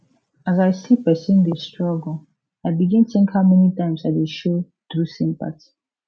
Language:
Nigerian Pidgin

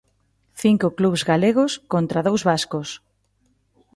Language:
Galician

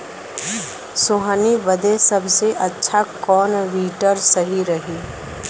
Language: Bhojpuri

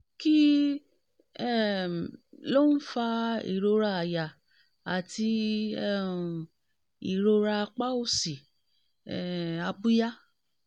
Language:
Yoruba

